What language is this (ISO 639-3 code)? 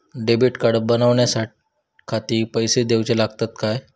mar